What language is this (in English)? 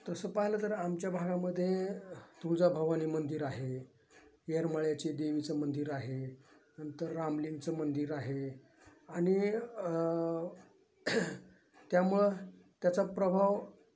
Marathi